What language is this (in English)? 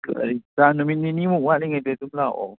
Manipuri